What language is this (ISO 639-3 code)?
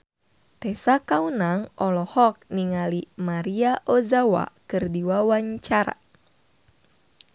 sun